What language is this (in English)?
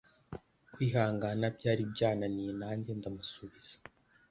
Kinyarwanda